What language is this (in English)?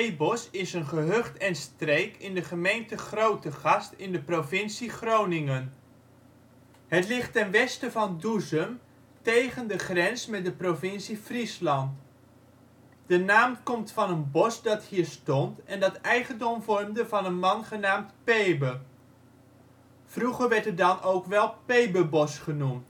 Dutch